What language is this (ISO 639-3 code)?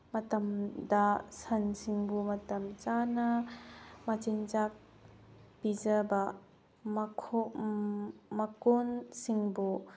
mni